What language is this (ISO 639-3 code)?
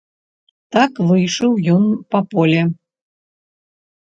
bel